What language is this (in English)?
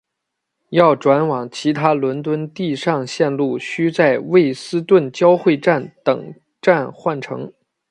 Chinese